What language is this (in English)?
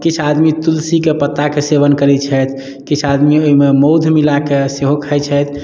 Maithili